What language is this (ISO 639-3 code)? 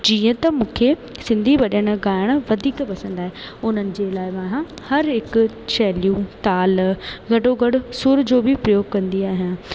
snd